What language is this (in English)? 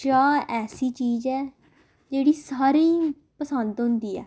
Dogri